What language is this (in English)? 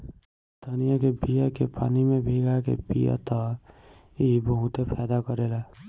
Bhojpuri